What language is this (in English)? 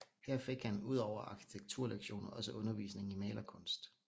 Danish